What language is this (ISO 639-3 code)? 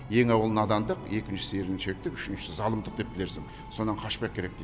kaz